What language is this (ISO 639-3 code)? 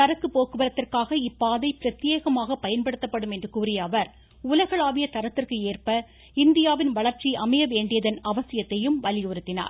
tam